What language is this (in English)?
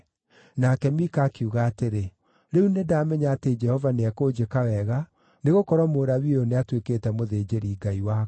Kikuyu